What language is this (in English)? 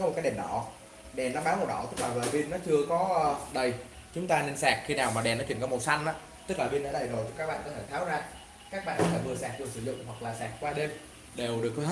Vietnamese